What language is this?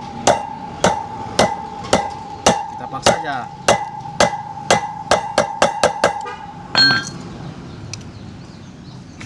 Indonesian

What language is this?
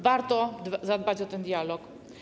Polish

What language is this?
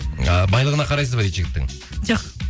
Kazakh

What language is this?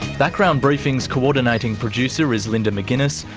English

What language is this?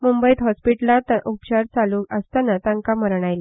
Konkani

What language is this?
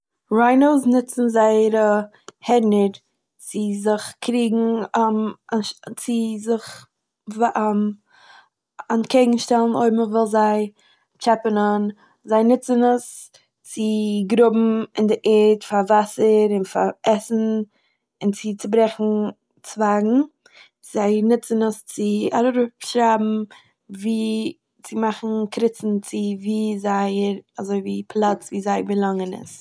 Yiddish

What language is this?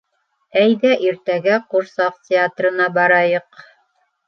Bashkir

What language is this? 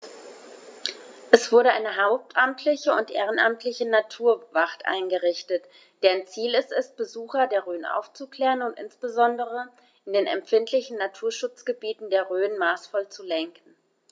German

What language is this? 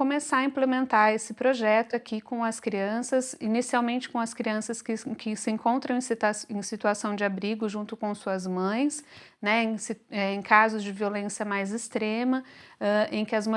Portuguese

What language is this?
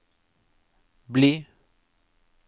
Norwegian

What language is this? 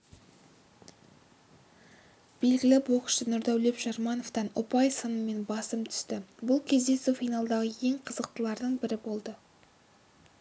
Kazakh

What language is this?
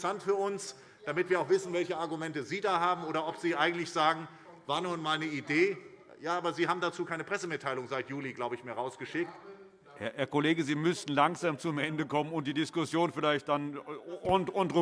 German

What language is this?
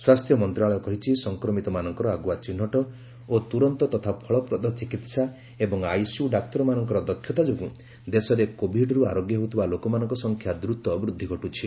Odia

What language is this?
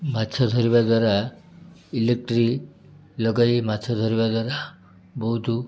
Odia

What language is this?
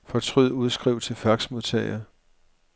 Danish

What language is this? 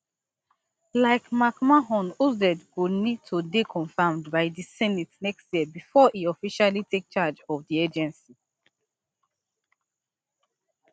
Nigerian Pidgin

